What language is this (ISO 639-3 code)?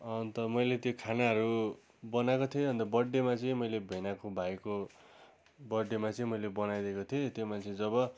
nep